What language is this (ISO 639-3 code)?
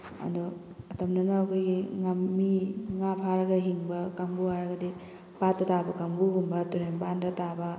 mni